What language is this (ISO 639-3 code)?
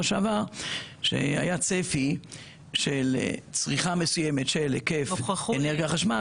heb